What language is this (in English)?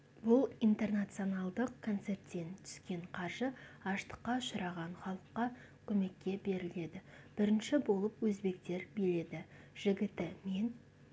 Kazakh